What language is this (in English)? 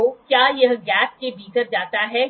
Hindi